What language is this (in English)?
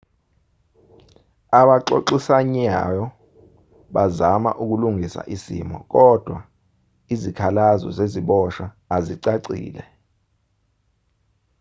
Zulu